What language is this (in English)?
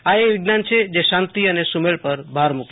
Gujarati